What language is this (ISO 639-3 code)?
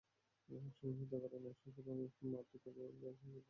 ben